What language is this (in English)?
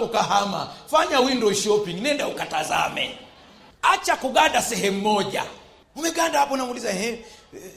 Swahili